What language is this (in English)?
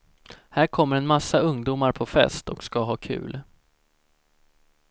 Swedish